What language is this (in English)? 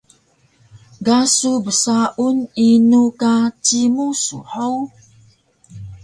Taroko